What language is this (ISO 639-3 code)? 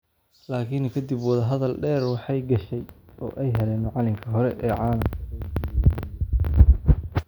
som